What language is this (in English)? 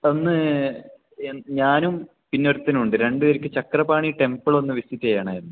Malayalam